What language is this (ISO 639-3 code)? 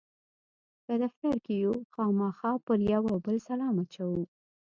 pus